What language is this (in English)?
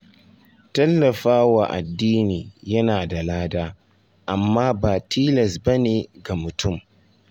Hausa